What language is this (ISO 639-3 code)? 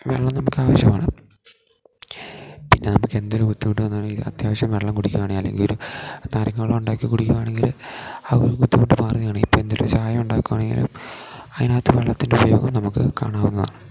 mal